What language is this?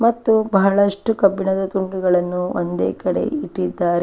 Kannada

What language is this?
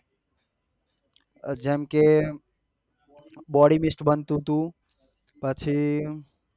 Gujarati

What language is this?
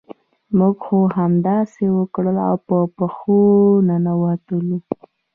Pashto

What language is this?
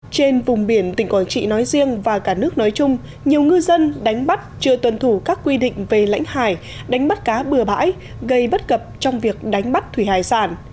Vietnamese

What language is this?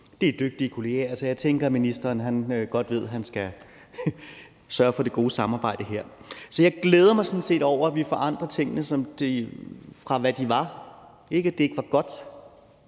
Danish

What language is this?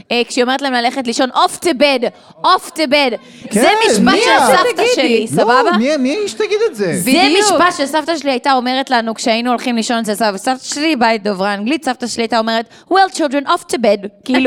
Hebrew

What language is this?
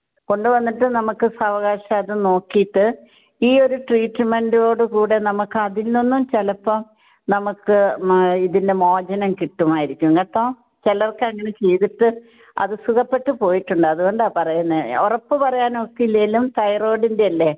Malayalam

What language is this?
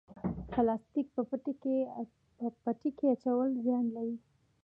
Pashto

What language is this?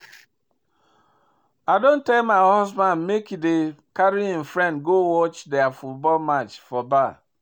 Nigerian Pidgin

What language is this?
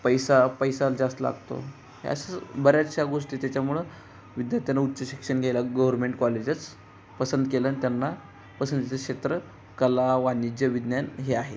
Marathi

